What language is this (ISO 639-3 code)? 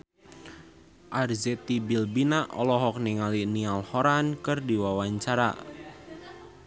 sun